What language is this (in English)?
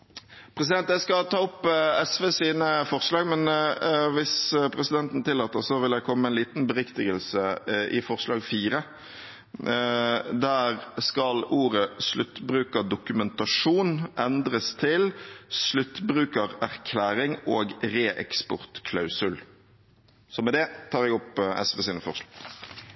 Norwegian Bokmål